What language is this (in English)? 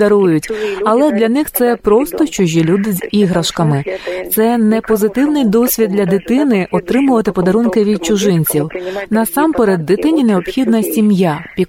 Ukrainian